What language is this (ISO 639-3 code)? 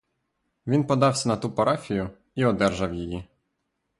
ukr